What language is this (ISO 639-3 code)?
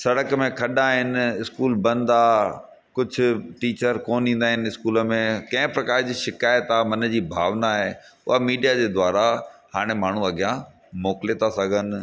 snd